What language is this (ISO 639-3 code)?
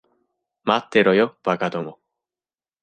jpn